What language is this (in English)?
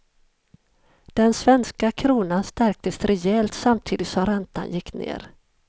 Swedish